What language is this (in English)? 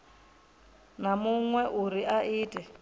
Venda